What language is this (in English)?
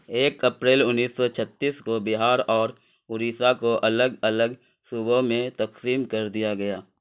Urdu